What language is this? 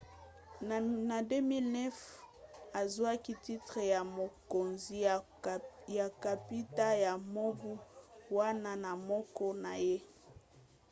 Lingala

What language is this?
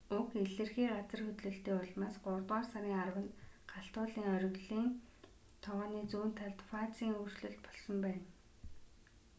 Mongolian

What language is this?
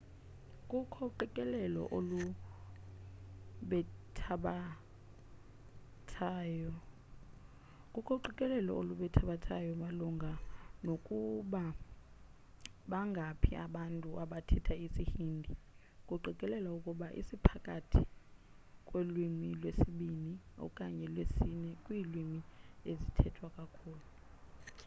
Xhosa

